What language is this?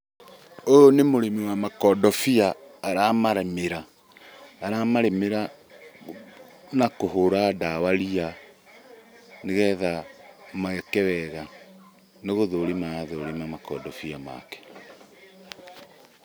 Kikuyu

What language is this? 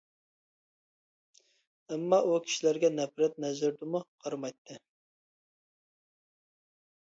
Uyghur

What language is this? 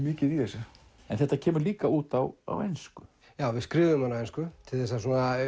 Icelandic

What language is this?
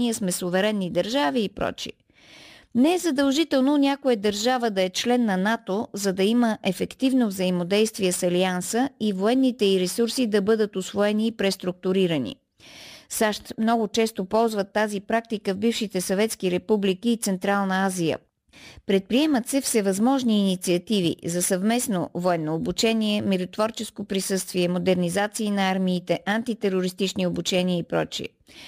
Bulgarian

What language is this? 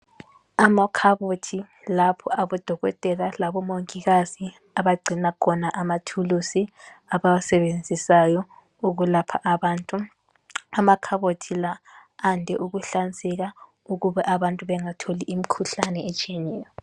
North Ndebele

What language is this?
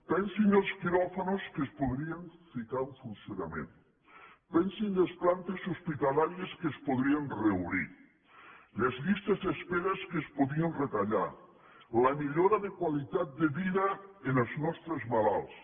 Catalan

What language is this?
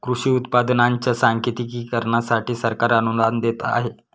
Marathi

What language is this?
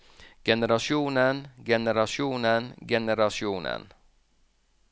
Norwegian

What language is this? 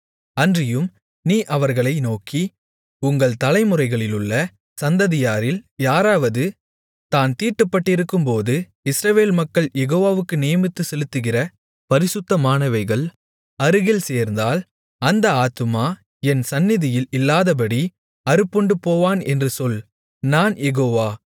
Tamil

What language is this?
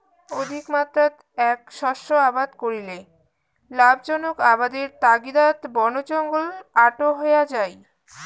Bangla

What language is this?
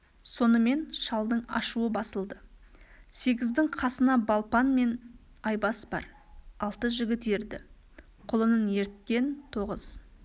Kazakh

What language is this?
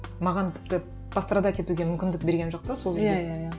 Kazakh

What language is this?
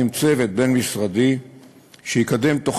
Hebrew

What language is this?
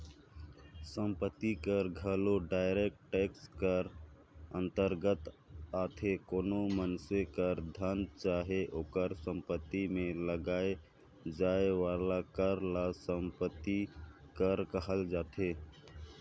Chhattisgarhi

